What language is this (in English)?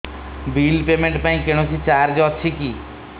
Odia